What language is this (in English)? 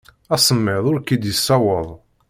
Kabyle